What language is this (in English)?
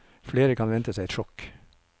Norwegian